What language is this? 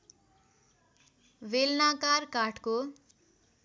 Nepali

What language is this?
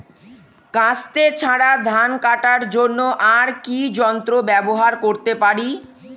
Bangla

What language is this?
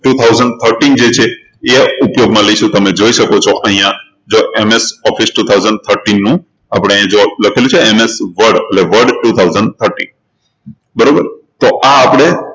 Gujarati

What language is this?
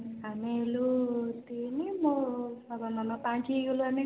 Odia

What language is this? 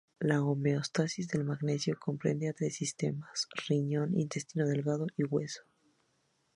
Spanish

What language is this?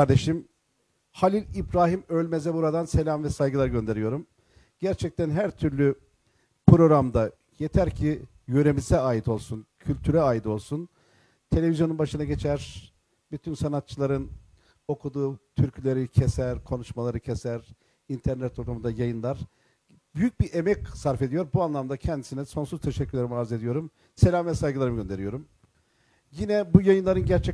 Turkish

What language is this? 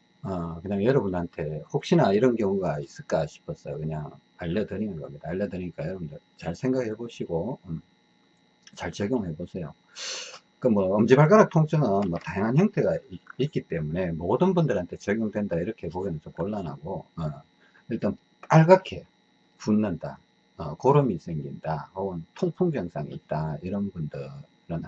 Korean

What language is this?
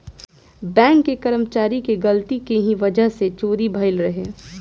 Bhojpuri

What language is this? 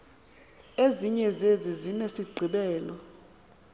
Xhosa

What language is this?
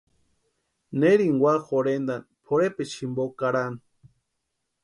Western Highland Purepecha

